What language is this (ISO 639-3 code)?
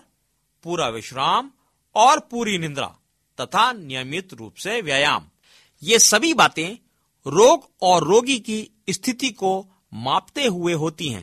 hin